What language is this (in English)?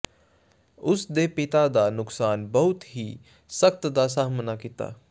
Punjabi